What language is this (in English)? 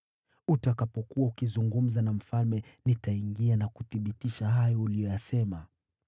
Swahili